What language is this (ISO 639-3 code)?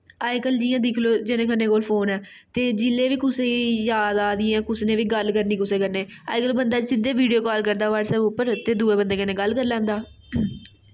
doi